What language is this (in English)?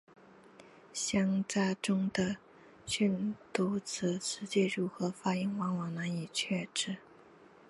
Chinese